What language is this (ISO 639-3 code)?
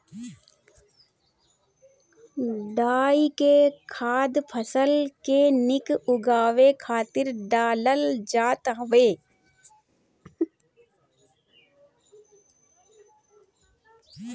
bho